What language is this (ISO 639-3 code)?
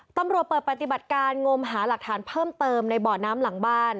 tha